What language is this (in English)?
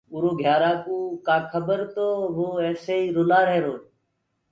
Gurgula